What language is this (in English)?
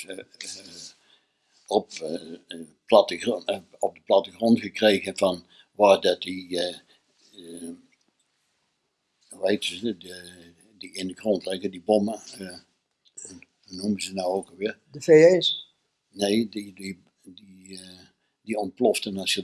Dutch